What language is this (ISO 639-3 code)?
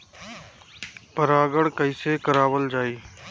bho